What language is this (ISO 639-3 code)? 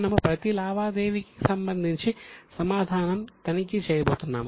tel